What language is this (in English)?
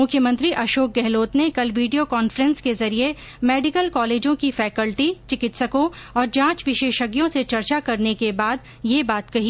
Hindi